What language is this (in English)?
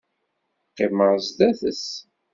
Kabyle